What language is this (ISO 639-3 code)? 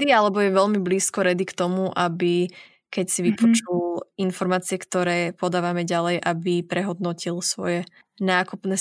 slk